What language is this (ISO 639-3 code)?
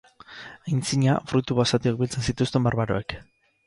eus